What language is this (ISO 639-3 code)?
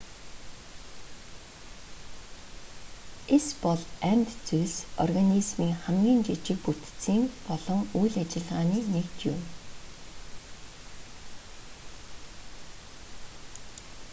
mon